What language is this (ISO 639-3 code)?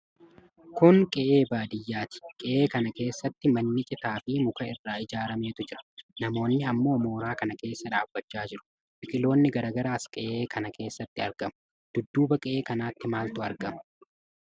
orm